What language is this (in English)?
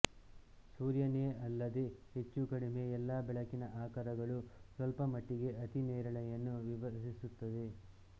Kannada